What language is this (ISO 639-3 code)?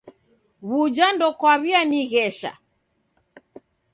dav